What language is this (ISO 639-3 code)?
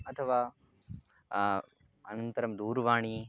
san